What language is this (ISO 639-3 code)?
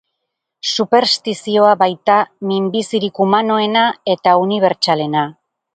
eus